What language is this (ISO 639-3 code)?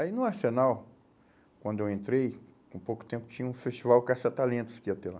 por